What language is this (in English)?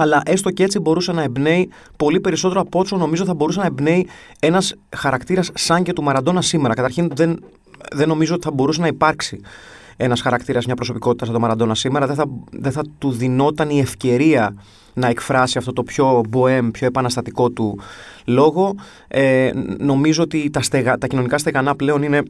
Greek